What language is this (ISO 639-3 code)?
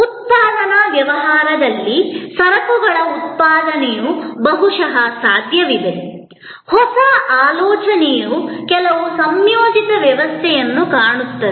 kan